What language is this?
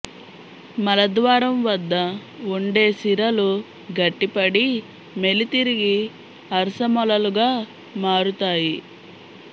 Telugu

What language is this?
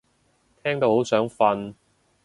Cantonese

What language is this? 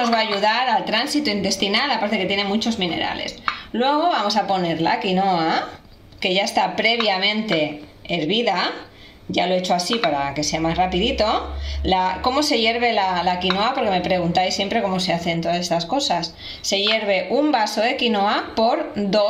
Spanish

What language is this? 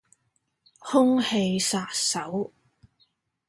Cantonese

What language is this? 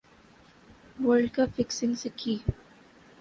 Urdu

